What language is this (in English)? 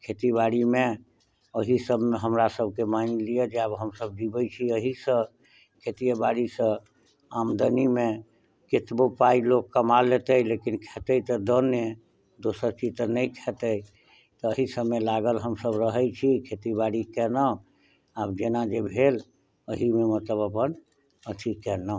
Maithili